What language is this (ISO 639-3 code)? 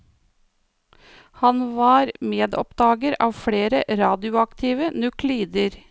nor